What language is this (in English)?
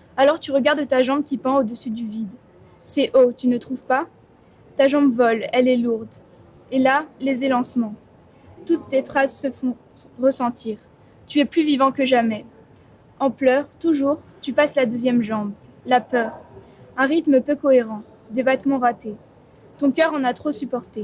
French